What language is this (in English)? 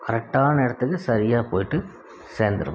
Tamil